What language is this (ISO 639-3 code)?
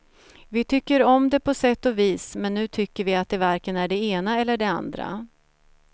swe